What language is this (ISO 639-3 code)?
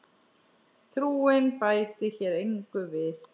isl